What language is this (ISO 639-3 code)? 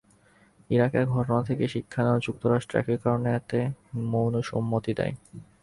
ben